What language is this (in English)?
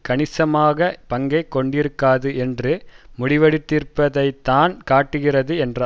Tamil